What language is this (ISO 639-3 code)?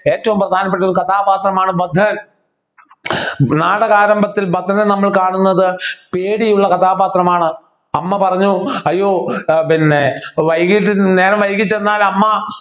mal